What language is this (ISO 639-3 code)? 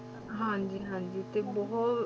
pan